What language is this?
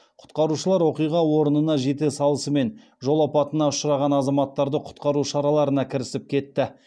Kazakh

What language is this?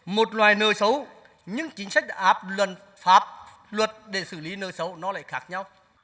Vietnamese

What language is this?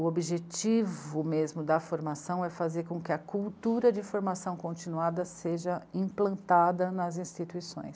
Portuguese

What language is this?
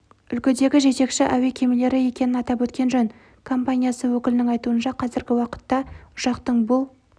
Kazakh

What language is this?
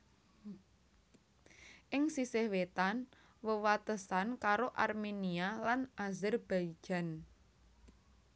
Javanese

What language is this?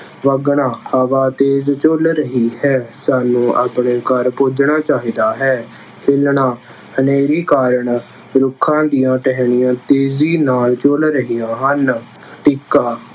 Punjabi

